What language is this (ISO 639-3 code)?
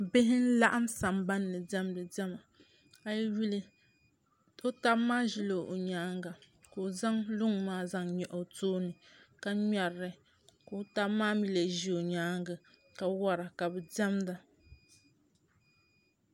dag